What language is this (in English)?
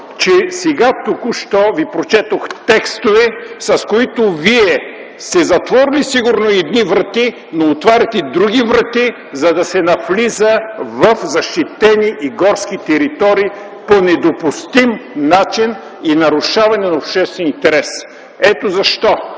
Bulgarian